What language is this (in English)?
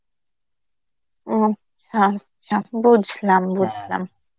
Bangla